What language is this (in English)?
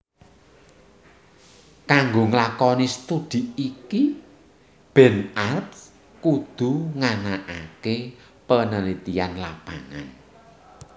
Javanese